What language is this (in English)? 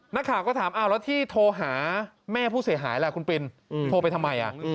Thai